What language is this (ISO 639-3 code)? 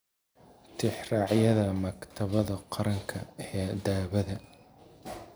som